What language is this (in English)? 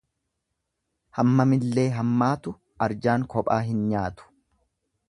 Oromo